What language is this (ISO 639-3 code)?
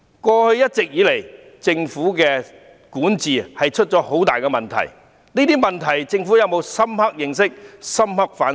yue